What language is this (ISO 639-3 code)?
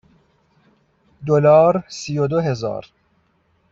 fas